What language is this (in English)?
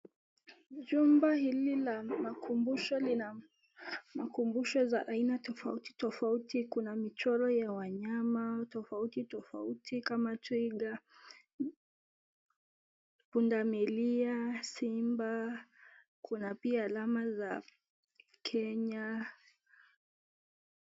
Swahili